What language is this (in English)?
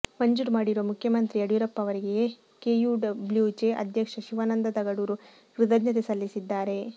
Kannada